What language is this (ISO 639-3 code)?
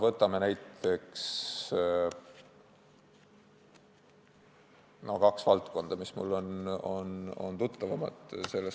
est